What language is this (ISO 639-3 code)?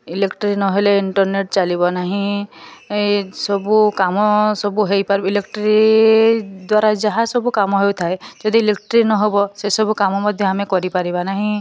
ori